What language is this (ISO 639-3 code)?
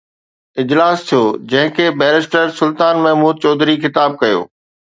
snd